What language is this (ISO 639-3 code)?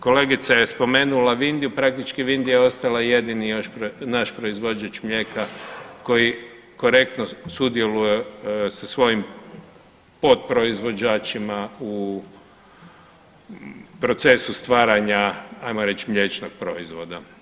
hrv